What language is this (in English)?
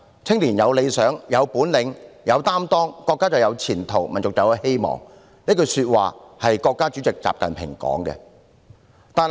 Cantonese